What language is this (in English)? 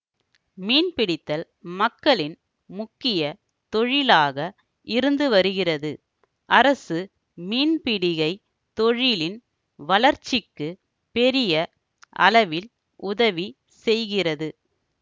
Tamil